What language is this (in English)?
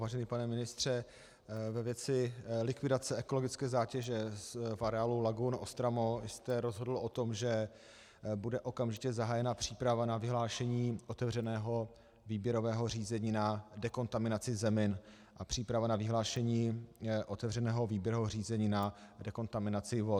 Czech